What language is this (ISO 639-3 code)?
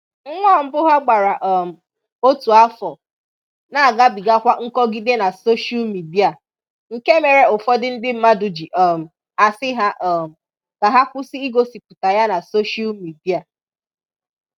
ibo